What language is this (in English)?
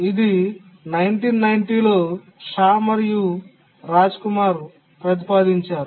Telugu